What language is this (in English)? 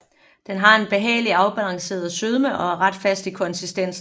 Danish